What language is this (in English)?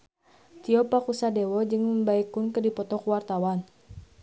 Sundanese